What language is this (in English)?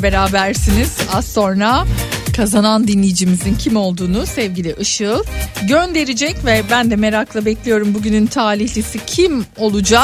Turkish